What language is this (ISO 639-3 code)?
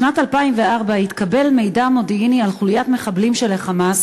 heb